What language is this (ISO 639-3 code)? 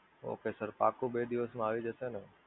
guj